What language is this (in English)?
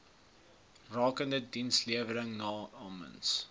Afrikaans